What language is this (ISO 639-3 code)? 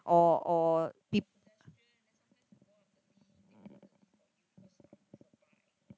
eng